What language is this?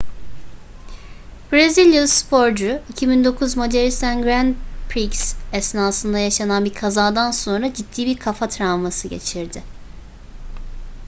Turkish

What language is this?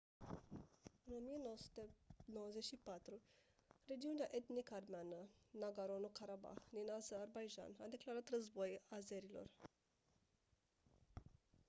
Romanian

